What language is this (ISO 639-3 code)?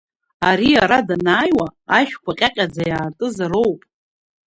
abk